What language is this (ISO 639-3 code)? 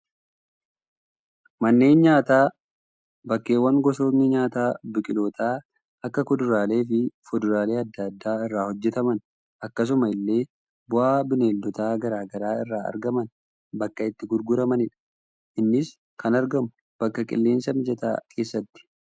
orm